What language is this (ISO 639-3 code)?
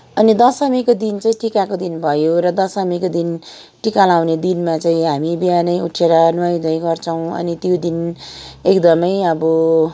nep